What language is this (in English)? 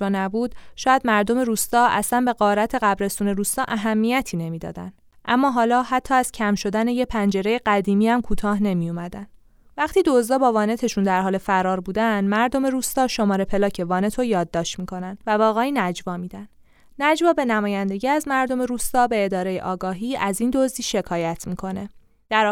Persian